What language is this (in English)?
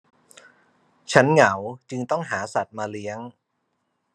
Thai